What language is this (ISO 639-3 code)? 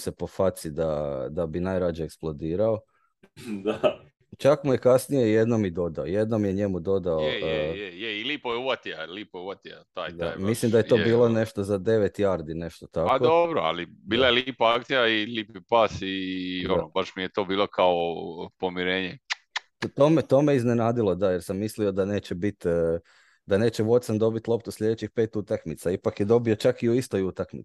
hrv